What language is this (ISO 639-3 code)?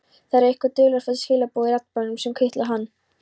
isl